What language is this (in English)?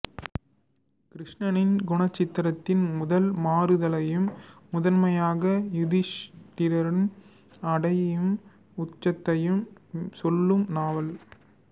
Tamil